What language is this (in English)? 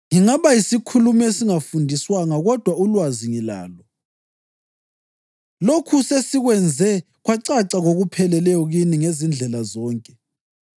North Ndebele